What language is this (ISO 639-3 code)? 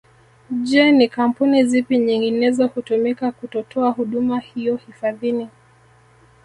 swa